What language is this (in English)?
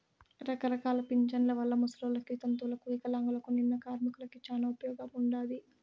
Telugu